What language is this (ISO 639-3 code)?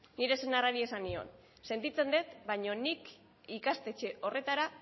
eus